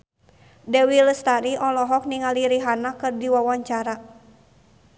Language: Sundanese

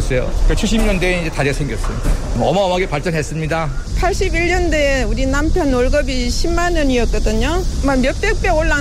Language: Korean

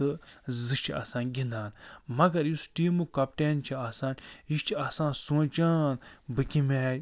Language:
Kashmiri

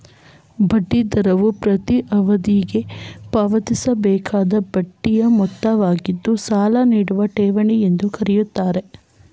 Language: Kannada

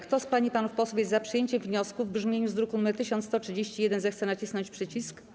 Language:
Polish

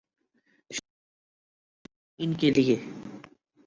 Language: Urdu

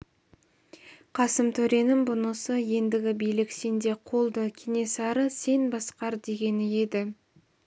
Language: Kazakh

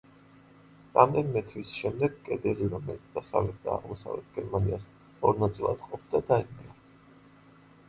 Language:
Georgian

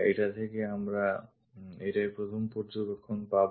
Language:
Bangla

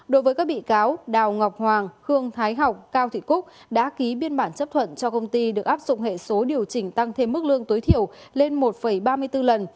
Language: Vietnamese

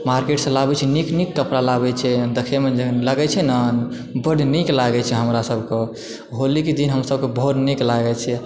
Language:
Maithili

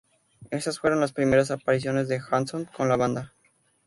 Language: Spanish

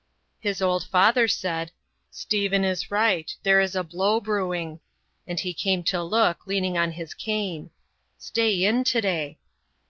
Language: English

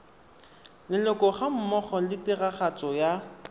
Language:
Tswana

